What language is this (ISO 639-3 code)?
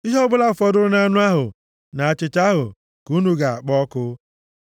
ibo